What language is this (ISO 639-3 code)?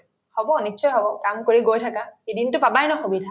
asm